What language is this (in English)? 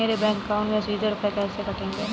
Hindi